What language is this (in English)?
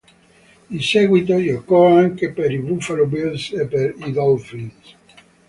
Italian